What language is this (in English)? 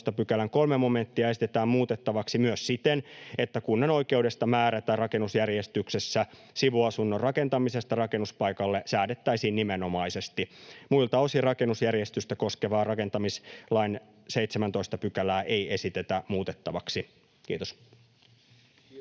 Finnish